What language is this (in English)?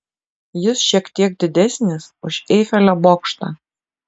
Lithuanian